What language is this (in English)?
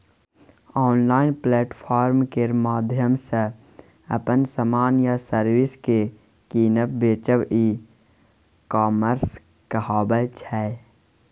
Maithili